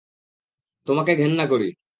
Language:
Bangla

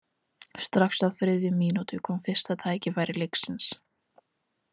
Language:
Icelandic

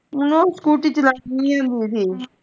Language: Punjabi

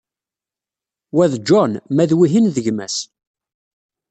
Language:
Kabyle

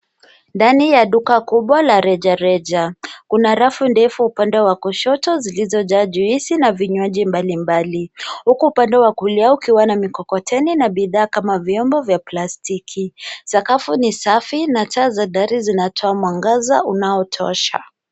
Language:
Swahili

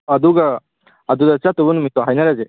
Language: Manipuri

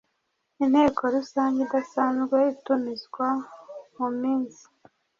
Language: Kinyarwanda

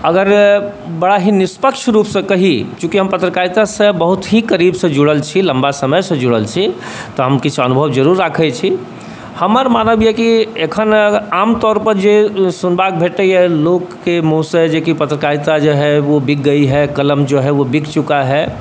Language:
Maithili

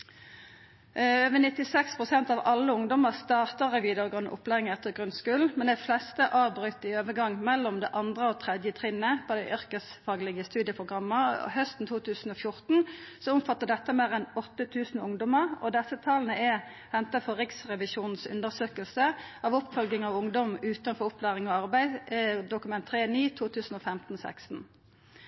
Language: Norwegian Nynorsk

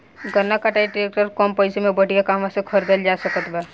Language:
Bhojpuri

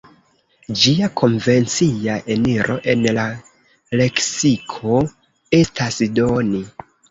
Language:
Esperanto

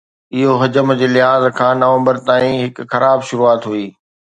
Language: Sindhi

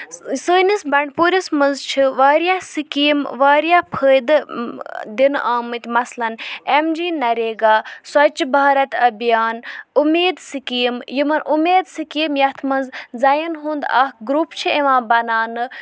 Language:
Kashmiri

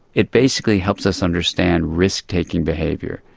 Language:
English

